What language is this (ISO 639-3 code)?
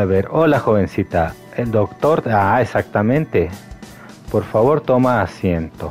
spa